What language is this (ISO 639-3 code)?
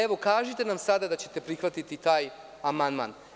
srp